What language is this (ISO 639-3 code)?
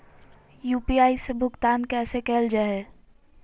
mag